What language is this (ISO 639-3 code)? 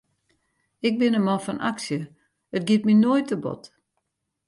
fry